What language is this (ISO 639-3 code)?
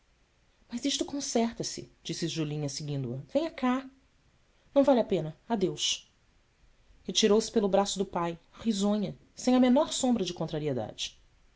por